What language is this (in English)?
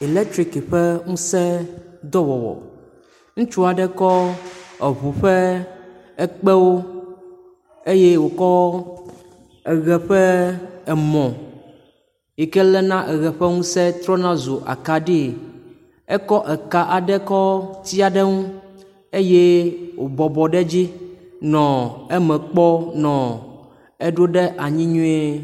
Ewe